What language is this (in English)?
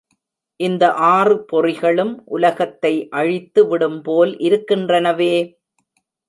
Tamil